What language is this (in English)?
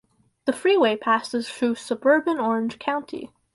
English